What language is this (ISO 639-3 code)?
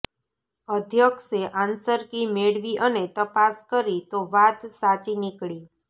guj